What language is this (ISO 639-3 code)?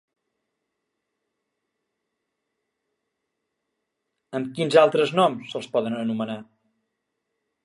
cat